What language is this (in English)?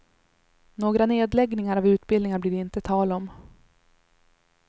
Swedish